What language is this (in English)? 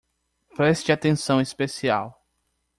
Portuguese